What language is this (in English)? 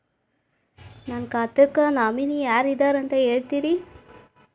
Kannada